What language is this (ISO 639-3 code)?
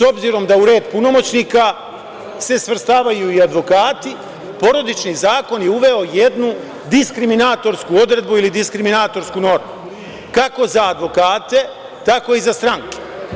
srp